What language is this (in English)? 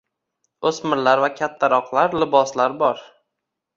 Uzbek